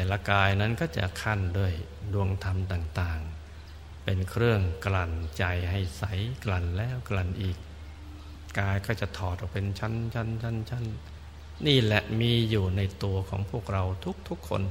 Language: Thai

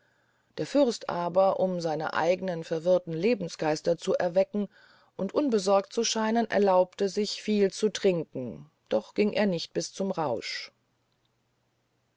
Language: German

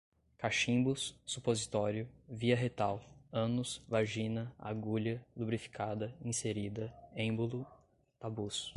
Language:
Portuguese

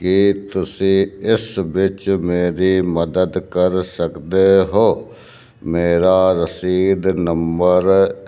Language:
Punjabi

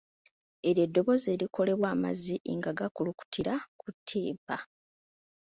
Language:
Ganda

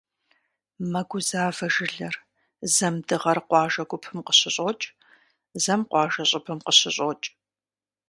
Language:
Kabardian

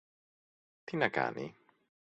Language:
Greek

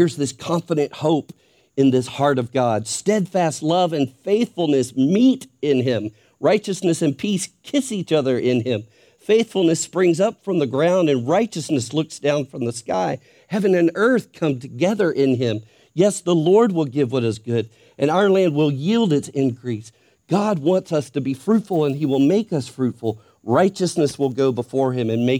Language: English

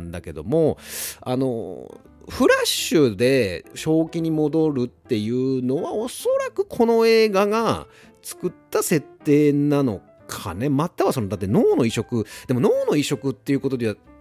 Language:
Japanese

